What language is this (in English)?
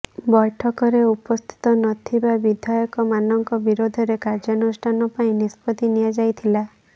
Odia